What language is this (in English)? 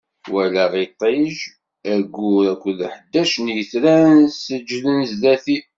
Kabyle